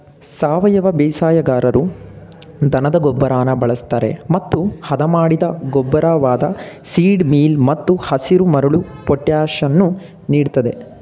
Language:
Kannada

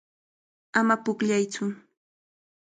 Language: Cajatambo North Lima Quechua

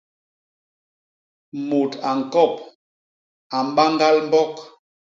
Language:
Basaa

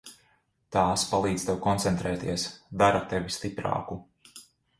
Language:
Latvian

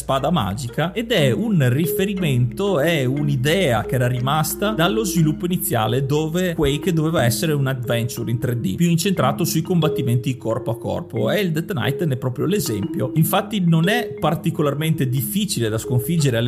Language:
Italian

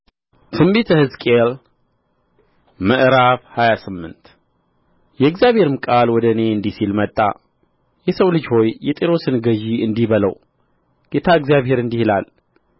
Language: Amharic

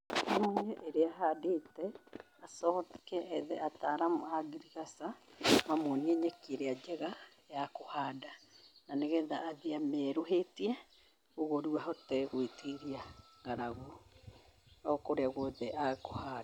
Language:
Kikuyu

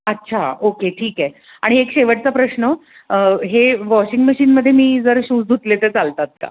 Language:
Marathi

